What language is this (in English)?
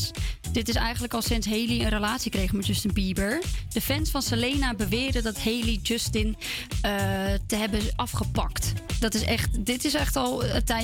Dutch